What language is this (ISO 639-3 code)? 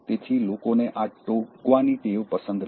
guj